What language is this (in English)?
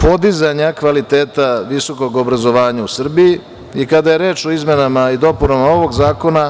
Serbian